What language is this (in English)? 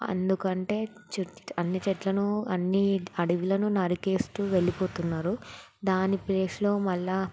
Telugu